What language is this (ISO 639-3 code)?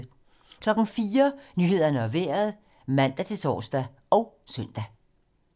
dan